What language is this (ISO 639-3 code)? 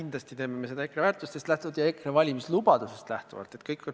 est